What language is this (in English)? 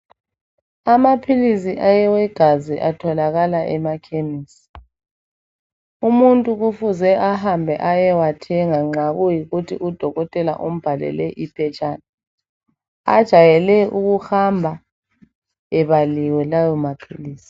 North Ndebele